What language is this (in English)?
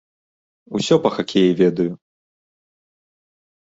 Belarusian